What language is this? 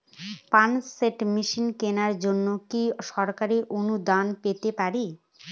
Bangla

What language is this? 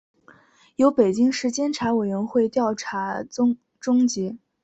Chinese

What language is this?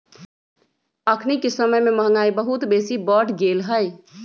Magahi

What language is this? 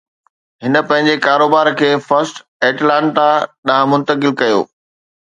Sindhi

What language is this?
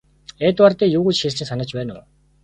Mongolian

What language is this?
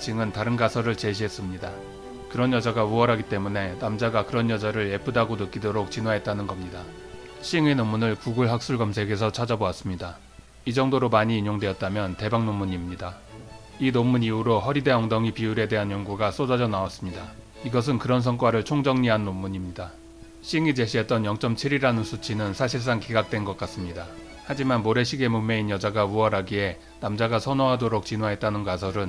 Korean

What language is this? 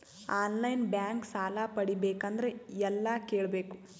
Kannada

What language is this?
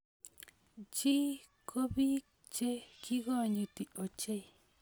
Kalenjin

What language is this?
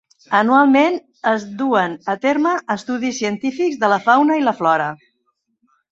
Catalan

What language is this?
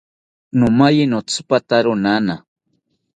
South Ucayali Ashéninka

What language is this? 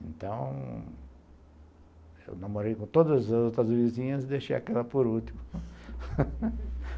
Portuguese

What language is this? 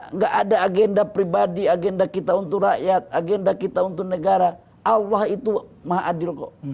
Indonesian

